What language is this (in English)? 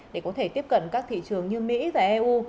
Vietnamese